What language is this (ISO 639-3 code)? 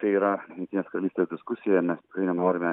lit